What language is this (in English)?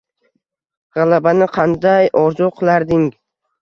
Uzbek